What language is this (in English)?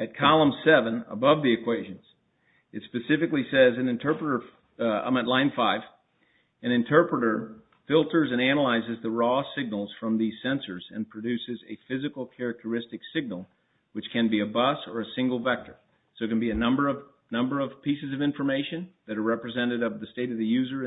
English